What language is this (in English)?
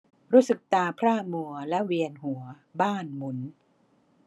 Thai